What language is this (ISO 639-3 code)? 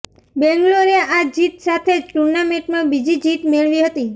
guj